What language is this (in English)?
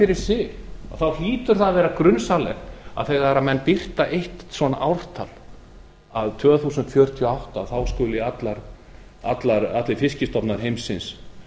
Icelandic